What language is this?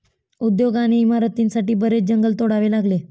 Marathi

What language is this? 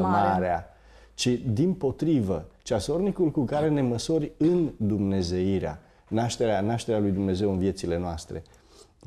Romanian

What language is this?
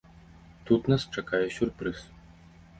Belarusian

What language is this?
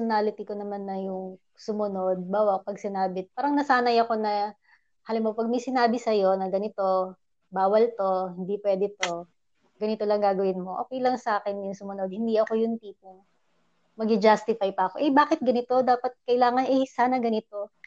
Filipino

